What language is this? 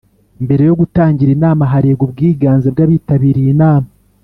Kinyarwanda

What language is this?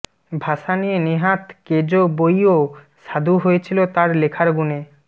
Bangla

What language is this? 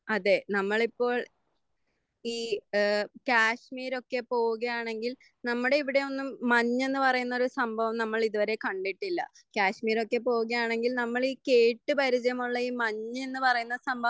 Malayalam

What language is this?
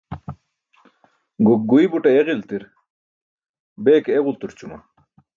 Burushaski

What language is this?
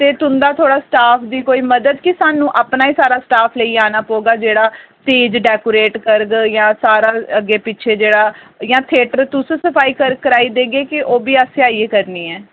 Dogri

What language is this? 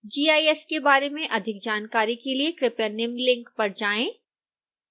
Hindi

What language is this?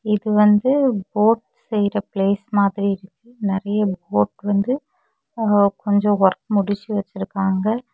Tamil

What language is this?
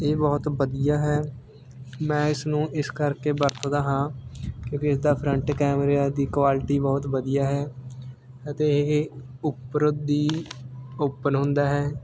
Punjabi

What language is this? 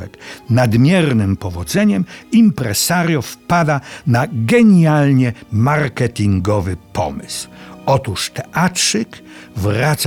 Polish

